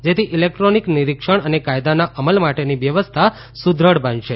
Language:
Gujarati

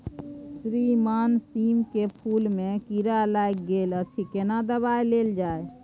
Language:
Maithili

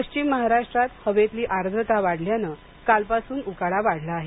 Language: Marathi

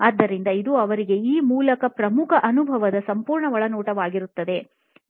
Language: Kannada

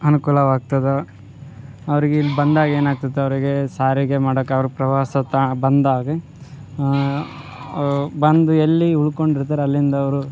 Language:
Kannada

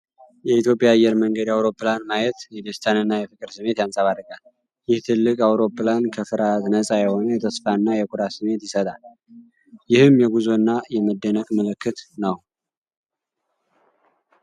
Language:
Amharic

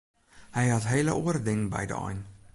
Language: Western Frisian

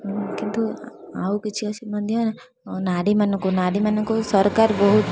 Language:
Odia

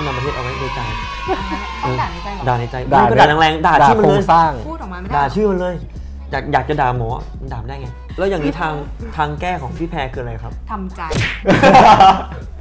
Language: Thai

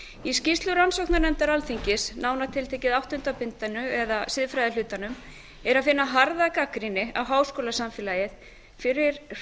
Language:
Icelandic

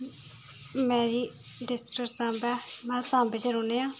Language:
Dogri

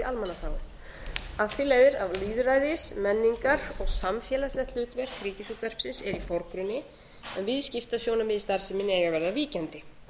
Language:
Icelandic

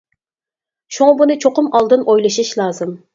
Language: Uyghur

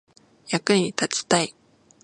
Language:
Japanese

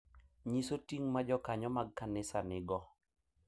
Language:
Luo (Kenya and Tanzania)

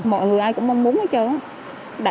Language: Vietnamese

